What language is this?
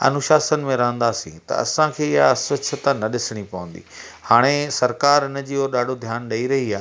Sindhi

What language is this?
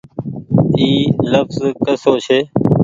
Goaria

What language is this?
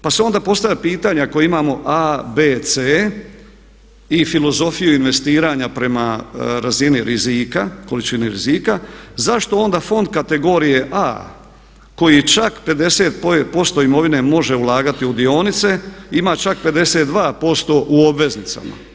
Croatian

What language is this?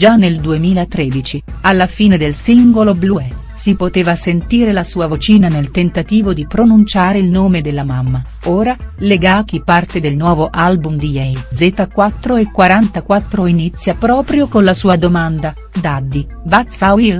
Italian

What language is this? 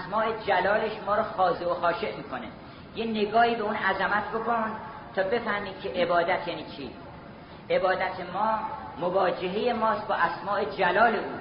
Persian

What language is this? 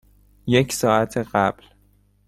Persian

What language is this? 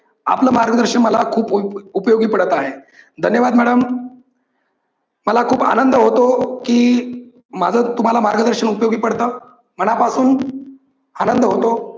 Marathi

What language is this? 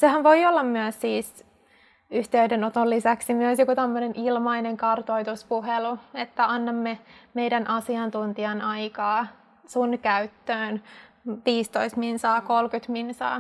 Finnish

